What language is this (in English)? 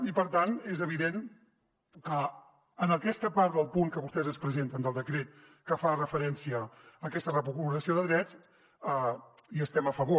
Catalan